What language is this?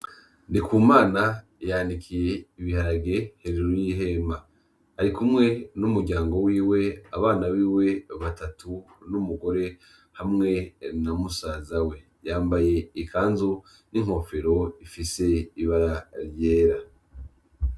Rundi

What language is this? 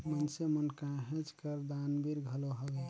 Chhattisgarhi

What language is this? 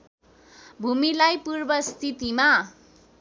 Nepali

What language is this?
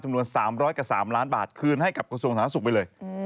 Thai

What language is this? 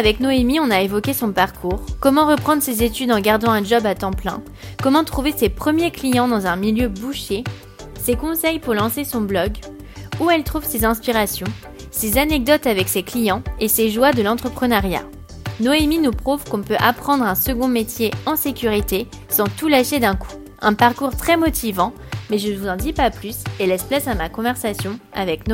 French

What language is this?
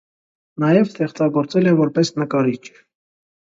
Armenian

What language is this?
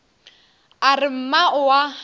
Northern Sotho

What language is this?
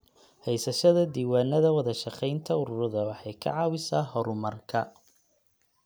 Somali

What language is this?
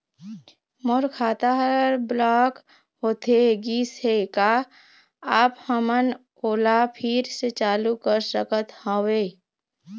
Chhattisgarhi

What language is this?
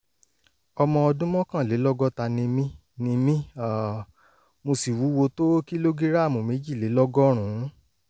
Yoruba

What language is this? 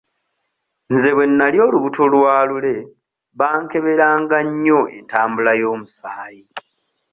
Ganda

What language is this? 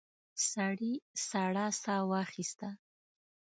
Pashto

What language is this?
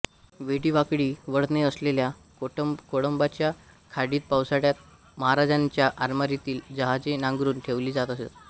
Marathi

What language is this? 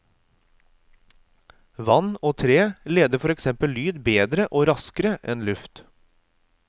Norwegian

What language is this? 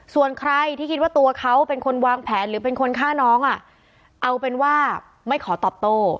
Thai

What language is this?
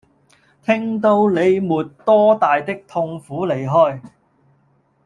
Cantonese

